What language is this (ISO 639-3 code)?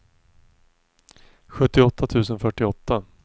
swe